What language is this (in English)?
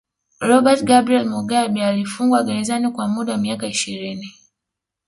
Swahili